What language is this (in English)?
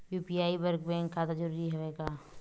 Chhattisgarhi